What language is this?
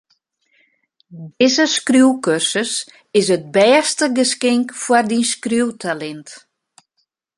Western Frisian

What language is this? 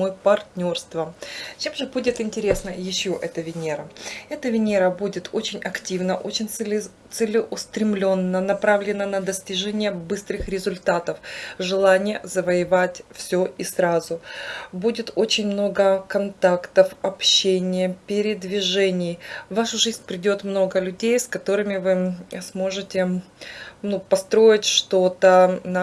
Russian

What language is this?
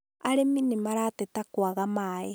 Kikuyu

